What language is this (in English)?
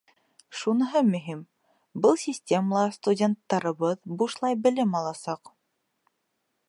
Bashkir